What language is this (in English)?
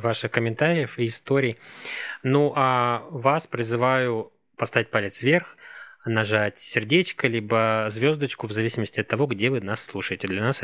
Russian